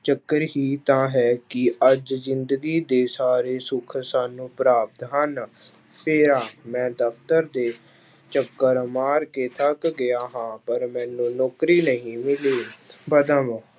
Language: Punjabi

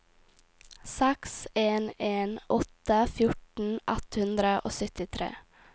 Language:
Norwegian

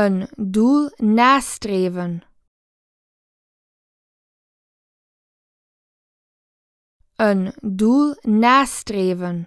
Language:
Dutch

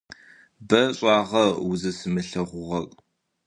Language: Adyghe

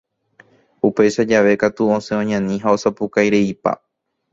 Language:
Guarani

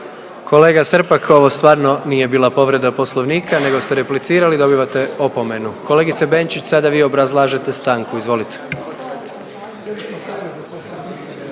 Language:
Croatian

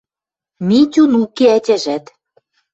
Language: Western Mari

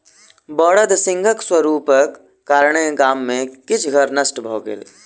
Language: Maithili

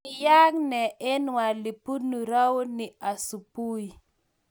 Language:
Kalenjin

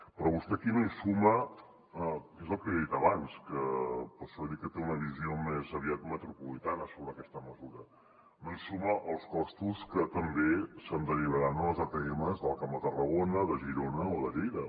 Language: Catalan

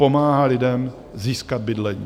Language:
Czech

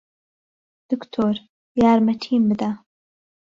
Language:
Central Kurdish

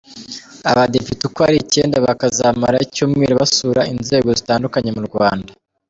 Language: Kinyarwanda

